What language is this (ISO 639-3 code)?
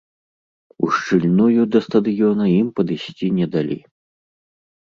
bel